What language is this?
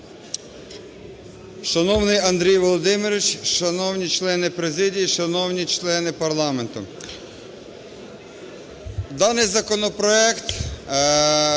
Ukrainian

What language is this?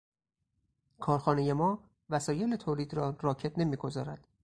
Persian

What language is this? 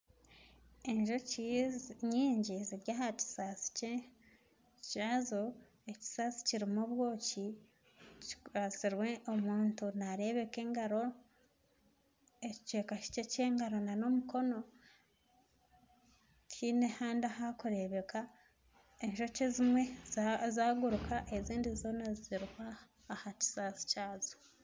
Nyankole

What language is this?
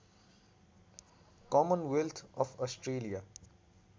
Nepali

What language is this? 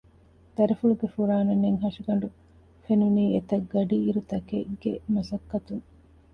Divehi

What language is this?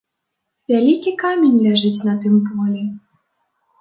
Belarusian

